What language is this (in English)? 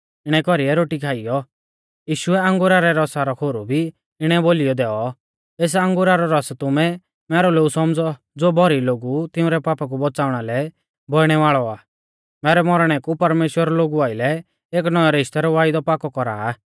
Mahasu Pahari